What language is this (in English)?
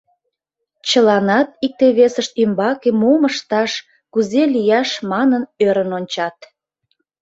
Mari